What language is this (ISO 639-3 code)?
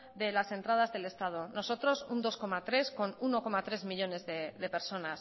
spa